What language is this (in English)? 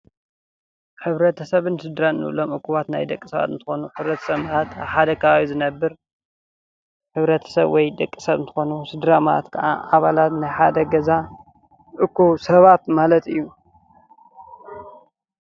Tigrinya